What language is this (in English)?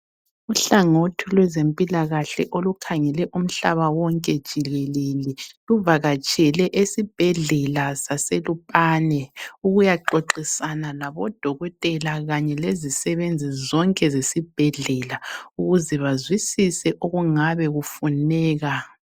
North Ndebele